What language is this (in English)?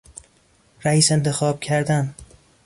Persian